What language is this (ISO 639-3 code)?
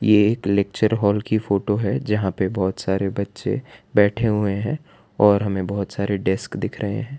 hin